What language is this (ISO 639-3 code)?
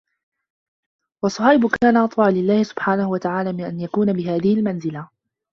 ara